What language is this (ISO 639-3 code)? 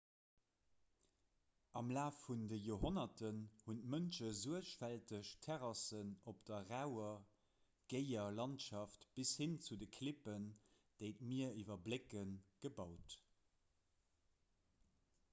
ltz